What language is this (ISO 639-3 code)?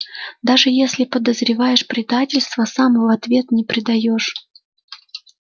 rus